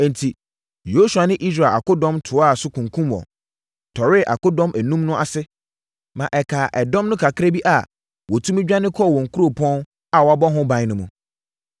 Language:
Akan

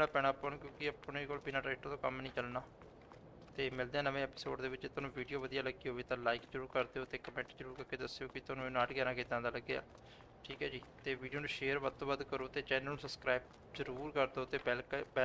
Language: Punjabi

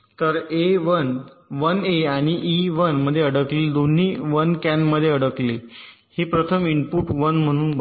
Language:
Marathi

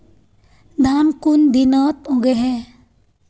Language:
Magahi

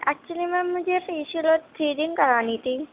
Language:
Urdu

